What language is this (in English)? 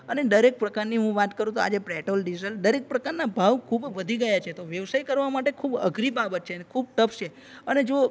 Gujarati